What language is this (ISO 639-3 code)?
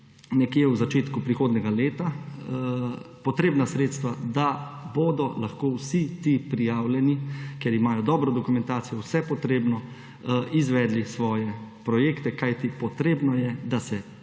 slv